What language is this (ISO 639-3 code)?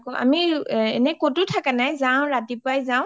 asm